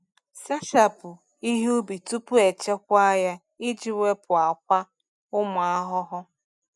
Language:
Igbo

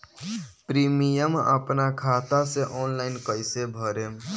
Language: Bhojpuri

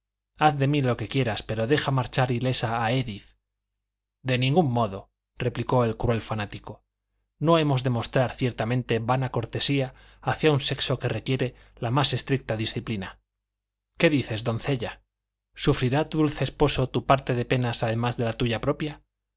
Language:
Spanish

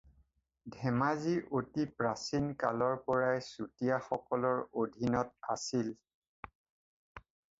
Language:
Assamese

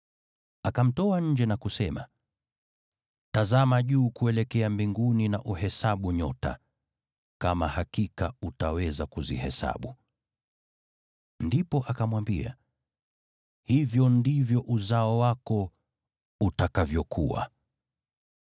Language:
Swahili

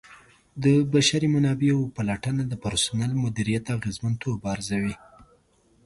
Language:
Pashto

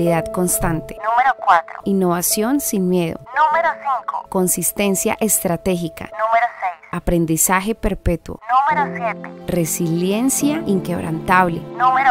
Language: Spanish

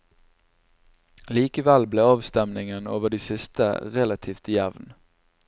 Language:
Norwegian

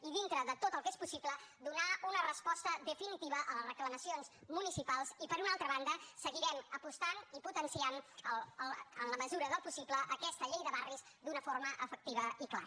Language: Catalan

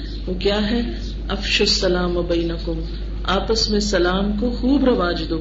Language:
Urdu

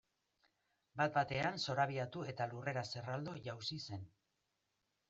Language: Basque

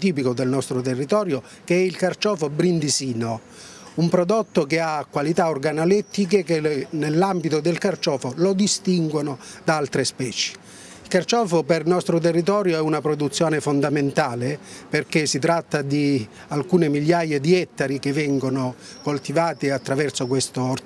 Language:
Italian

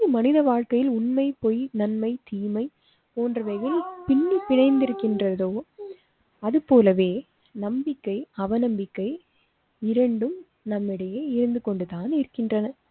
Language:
Tamil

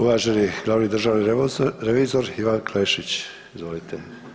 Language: Croatian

